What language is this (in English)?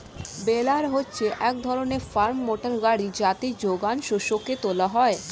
Bangla